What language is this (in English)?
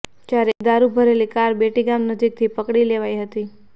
Gujarati